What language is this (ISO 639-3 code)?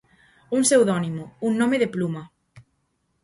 glg